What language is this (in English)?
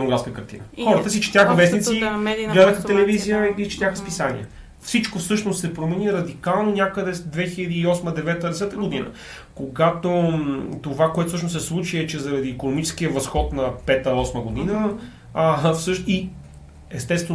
Bulgarian